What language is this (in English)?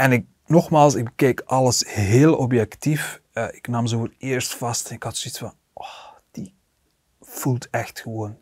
Dutch